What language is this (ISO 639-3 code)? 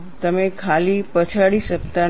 guj